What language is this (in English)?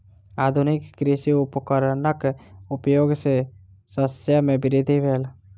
Maithili